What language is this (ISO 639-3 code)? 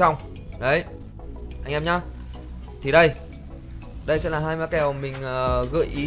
vie